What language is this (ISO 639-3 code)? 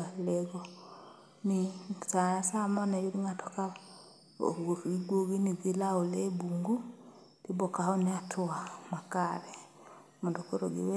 luo